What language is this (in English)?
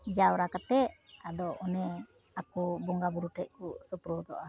Santali